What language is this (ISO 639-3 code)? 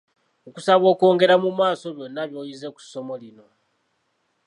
lug